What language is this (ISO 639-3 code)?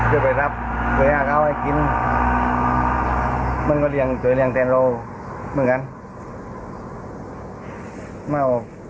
tha